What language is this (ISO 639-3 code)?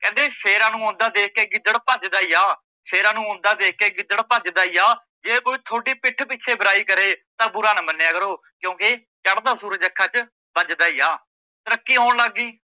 pan